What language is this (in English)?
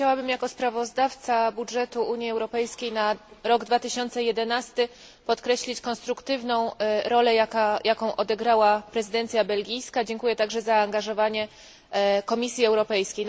Polish